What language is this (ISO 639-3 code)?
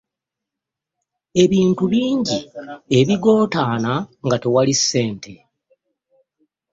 lug